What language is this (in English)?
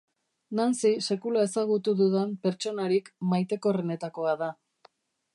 Basque